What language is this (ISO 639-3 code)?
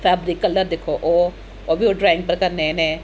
doi